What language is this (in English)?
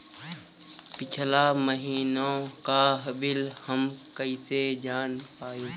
Bhojpuri